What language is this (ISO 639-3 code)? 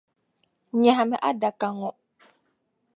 dag